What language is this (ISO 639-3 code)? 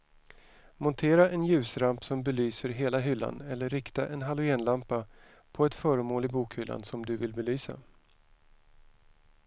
swe